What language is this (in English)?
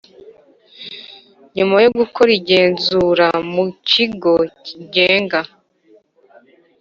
Kinyarwanda